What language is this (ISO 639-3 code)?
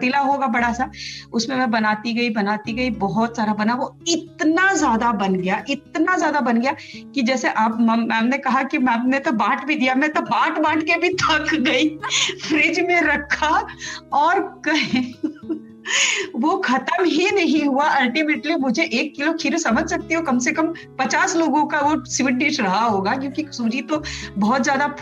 hin